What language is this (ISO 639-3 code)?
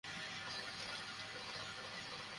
ben